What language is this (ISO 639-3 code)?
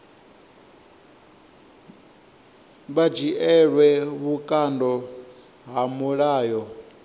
ven